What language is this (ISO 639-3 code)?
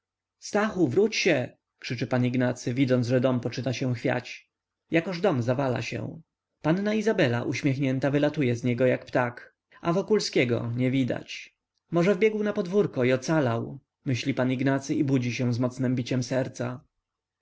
pol